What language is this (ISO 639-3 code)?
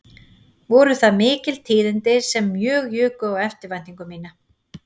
isl